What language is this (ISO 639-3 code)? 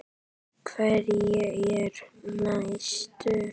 isl